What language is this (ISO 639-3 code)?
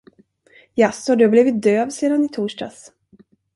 swe